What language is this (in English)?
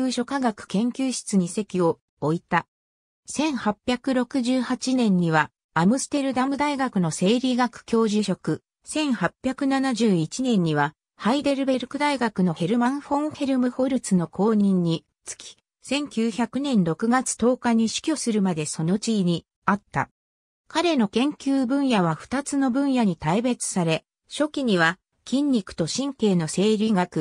Japanese